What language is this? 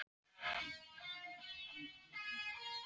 Icelandic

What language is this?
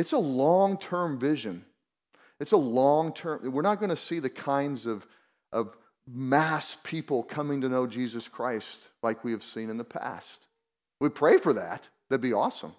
English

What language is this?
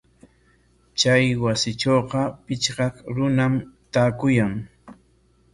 Corongo Ancash Quechua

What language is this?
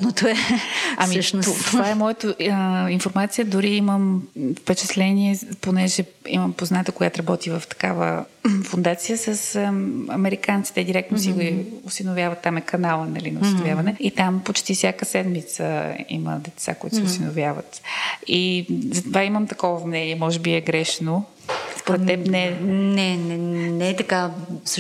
Bulgarian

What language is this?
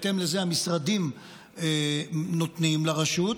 Hebrew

